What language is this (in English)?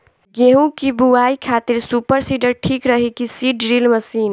Bhojpuri